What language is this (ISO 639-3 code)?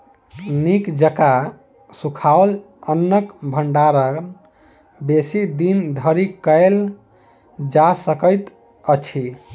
mai